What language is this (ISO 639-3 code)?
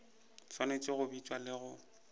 nso